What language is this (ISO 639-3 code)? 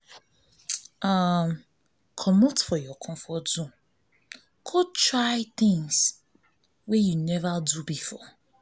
pcm